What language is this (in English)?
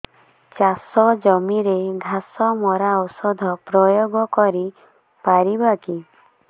Odia